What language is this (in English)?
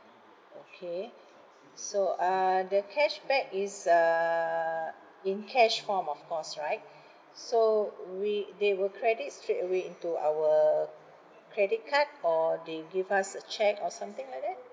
English